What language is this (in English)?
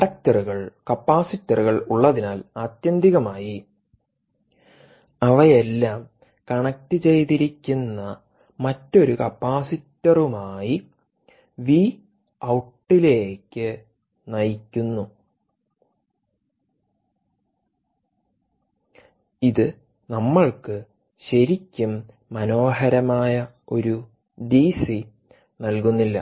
Malayalam